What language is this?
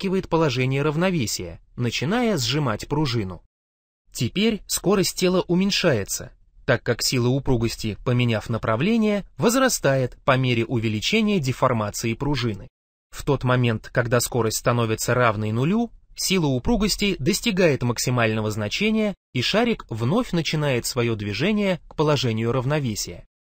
Russian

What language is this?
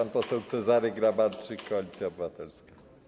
Polish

